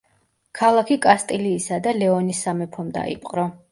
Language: Georgian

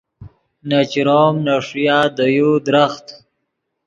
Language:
Yidgha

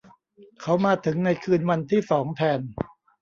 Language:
Thai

